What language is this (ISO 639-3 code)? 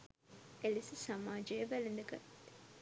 sin